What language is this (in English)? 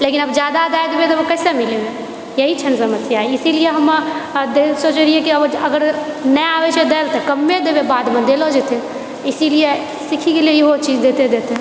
Maithili